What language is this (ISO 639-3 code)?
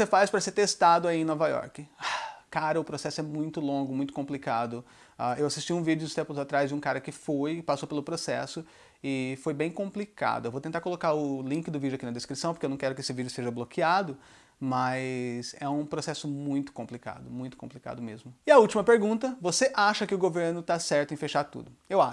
por